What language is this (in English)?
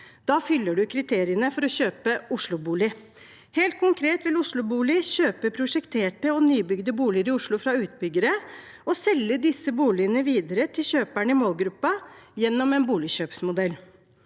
Norwegian